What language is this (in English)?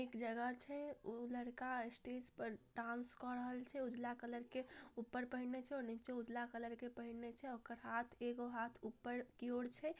Magahi